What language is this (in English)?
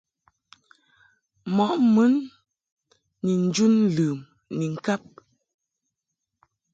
Mungaka